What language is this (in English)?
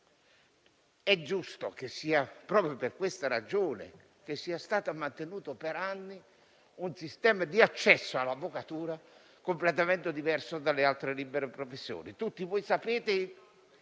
Italian